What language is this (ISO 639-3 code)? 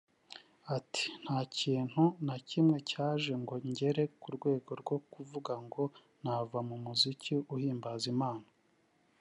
kin